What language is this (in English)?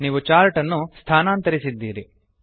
Kannada